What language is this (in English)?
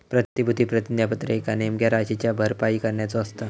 Marathi